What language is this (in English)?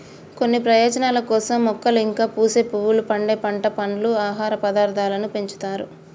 Telugu